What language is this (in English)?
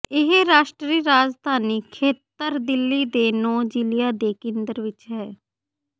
Punjabi